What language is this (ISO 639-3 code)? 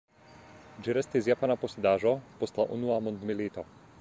epo